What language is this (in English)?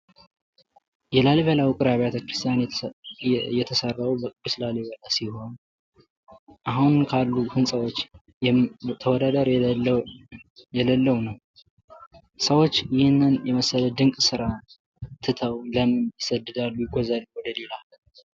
Amharic